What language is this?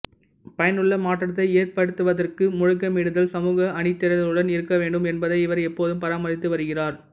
Tamil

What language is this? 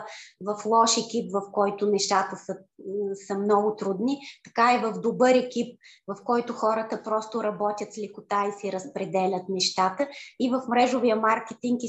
Bulgarian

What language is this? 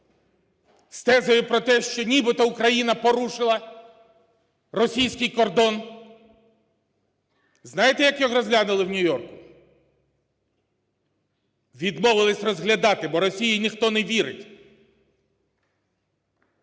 Ukrainian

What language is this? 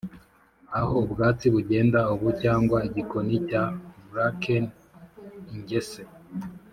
Kinyarwanda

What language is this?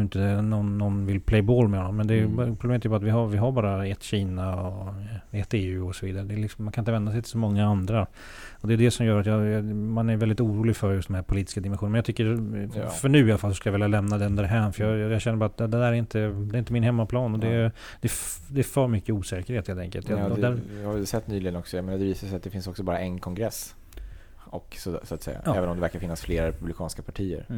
Swedish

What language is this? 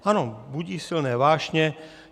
Czech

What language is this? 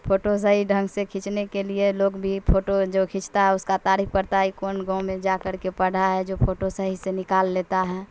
Urdu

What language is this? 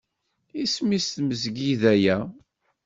Kabyle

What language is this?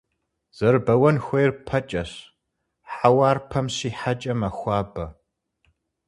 Kabardian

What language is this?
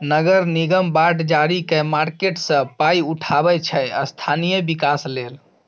Maithili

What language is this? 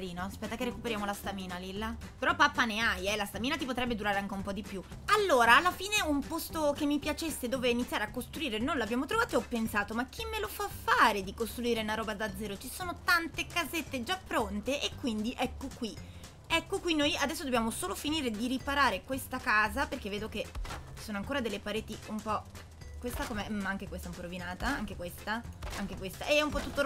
Italian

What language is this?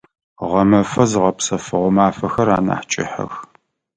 Adyghe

